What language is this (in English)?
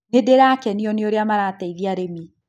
Kikuyu